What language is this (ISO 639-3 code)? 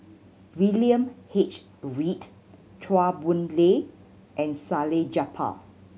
eng